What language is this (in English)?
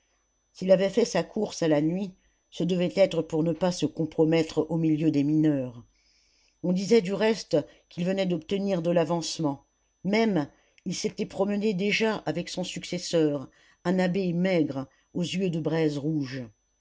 French